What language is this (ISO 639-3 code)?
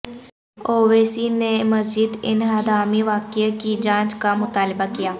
urd